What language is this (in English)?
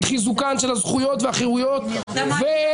Hebrew